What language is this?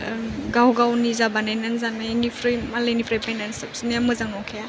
Bodo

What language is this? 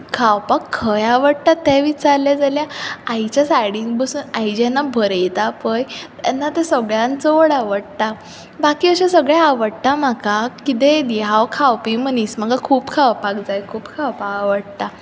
Konkani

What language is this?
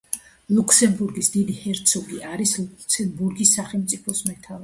Georgian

